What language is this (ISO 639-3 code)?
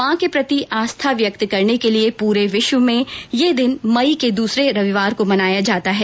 hin